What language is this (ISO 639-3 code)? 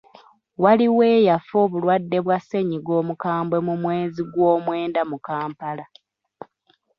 lug